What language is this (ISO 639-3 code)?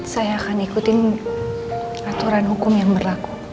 ind